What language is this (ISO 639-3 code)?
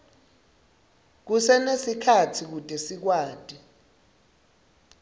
ssw